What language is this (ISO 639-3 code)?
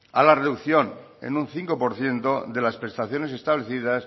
spa